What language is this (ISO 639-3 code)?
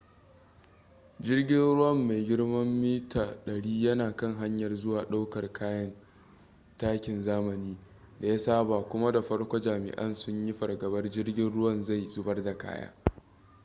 hau